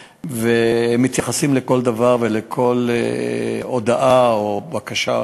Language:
Hebrew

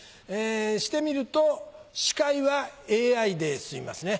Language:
Japanese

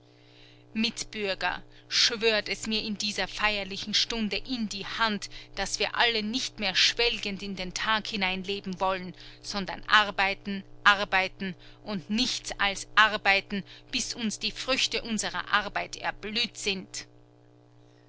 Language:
German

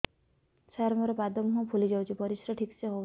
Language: Odia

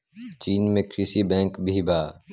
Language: Bhojpuri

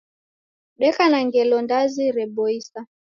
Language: Taita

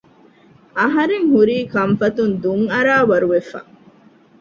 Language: Divehi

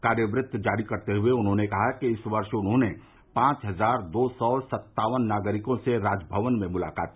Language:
Hindi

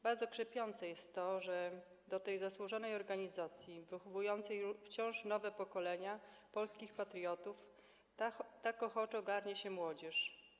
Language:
Polish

